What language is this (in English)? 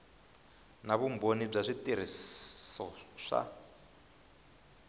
Tsonga